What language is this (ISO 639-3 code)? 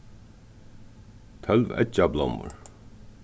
fao